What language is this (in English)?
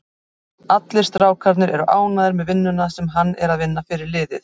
Icelandic